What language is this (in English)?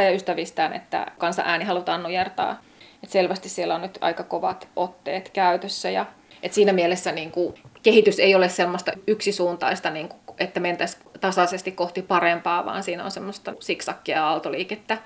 Finnish